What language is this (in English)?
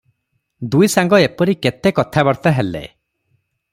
Odia